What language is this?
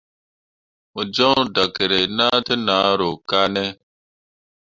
Mundang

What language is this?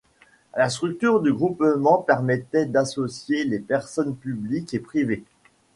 French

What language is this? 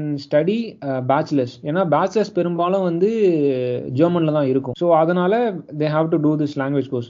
Tamil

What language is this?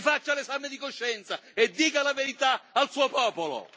Italian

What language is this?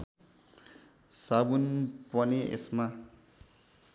Nepali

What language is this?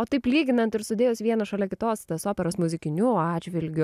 Lithuanian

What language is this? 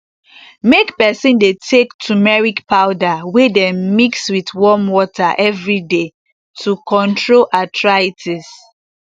Nigerian Pidgin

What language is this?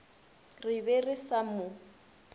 Northern Sotho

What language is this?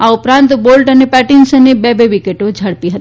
Gujarati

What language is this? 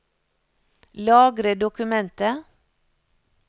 Norwegian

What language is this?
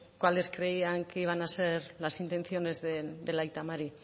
Spanish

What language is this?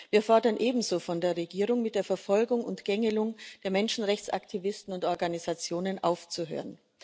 German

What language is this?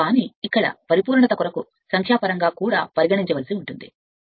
Telugu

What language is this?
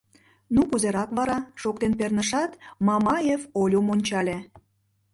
Mari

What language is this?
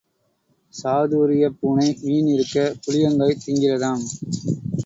Tamil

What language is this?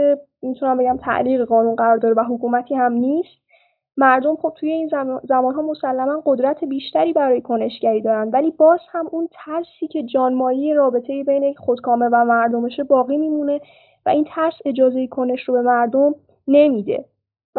Persian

